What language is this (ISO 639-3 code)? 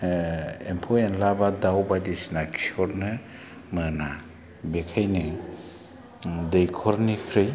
brx